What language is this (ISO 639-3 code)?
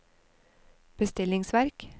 nor